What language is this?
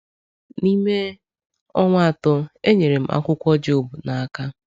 Igbo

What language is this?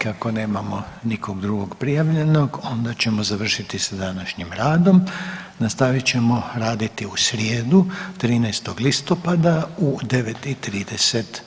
Croatian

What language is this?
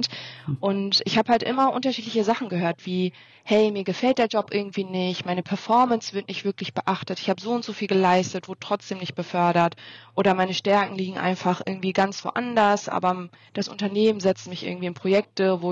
German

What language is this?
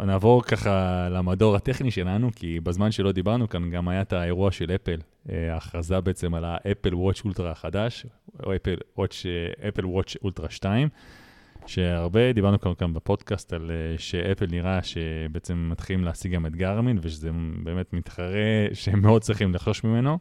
Hebrew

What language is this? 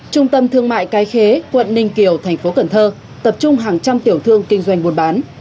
Vietnamese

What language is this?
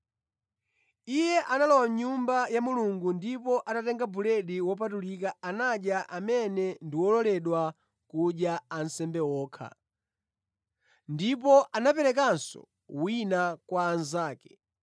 Nyanja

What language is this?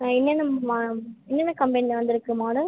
Tamil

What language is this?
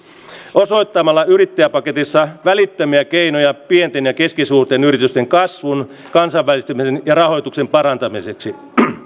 Finnish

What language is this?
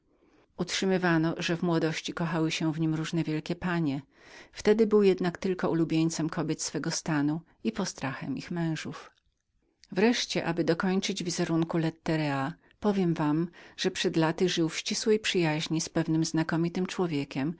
Polish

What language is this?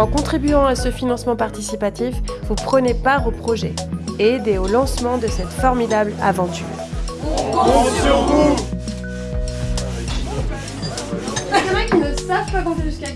French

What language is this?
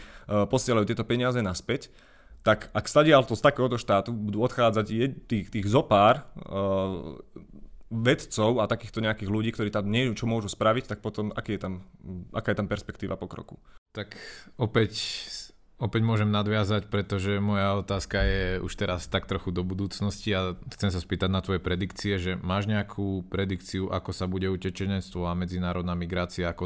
Slovak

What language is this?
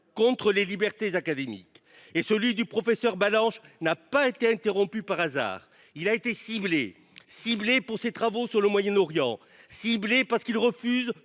French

